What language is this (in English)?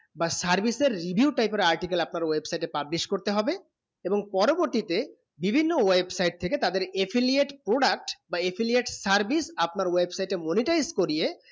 Bangla